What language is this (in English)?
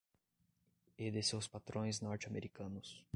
Portuguese